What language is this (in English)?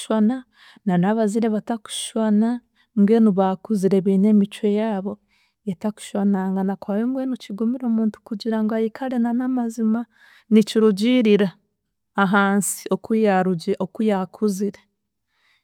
Chiga